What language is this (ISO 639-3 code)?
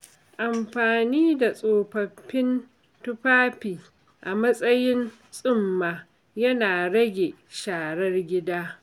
hau